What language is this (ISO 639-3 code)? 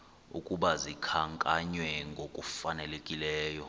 xho